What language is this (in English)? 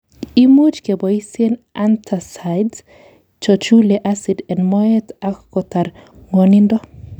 Kalenjin